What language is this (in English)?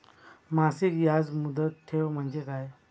Marathi